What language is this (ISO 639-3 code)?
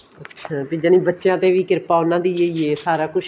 pan